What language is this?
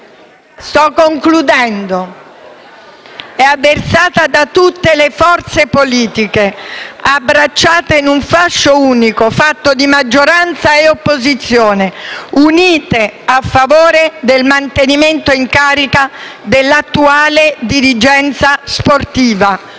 Italian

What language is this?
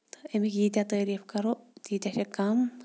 Kashmiri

